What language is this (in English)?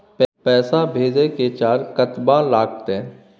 Maithili